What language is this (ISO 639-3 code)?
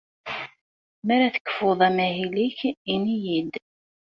kab